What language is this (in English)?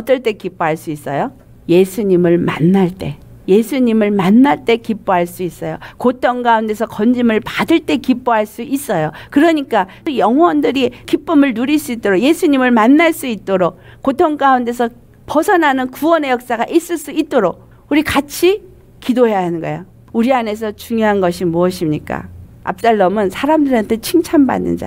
Korean